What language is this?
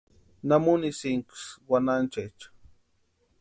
Western Highland Purepecha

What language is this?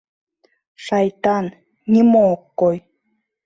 Mari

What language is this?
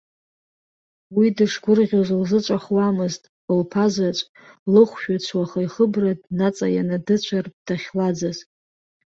Abkhazian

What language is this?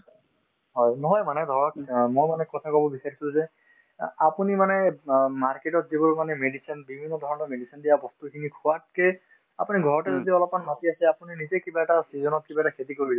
Assamese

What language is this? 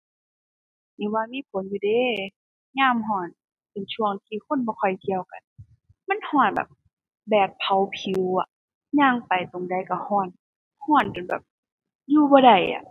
Thai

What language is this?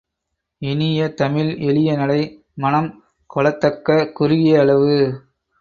Tamil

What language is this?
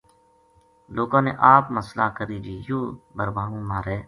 Gujari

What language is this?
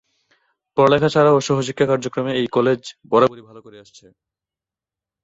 Bangla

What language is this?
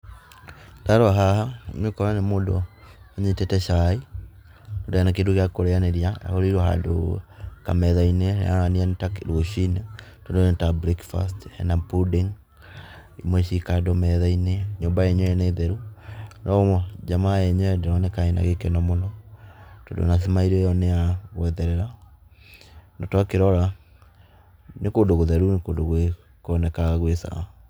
Kikuyu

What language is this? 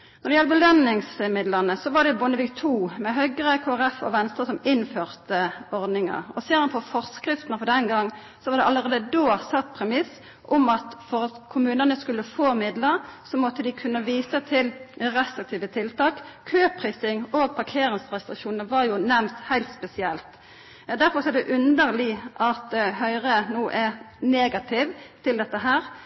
Norwegian Nynorsk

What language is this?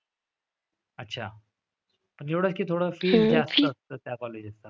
Marathi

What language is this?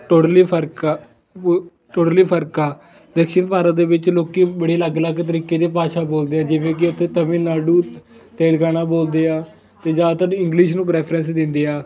Punjabi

